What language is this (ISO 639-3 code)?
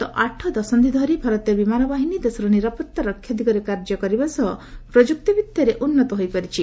ori